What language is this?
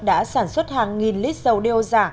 Vietnamese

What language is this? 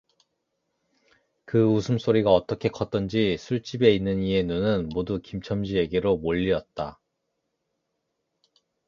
Korean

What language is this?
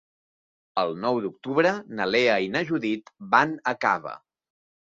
Catalan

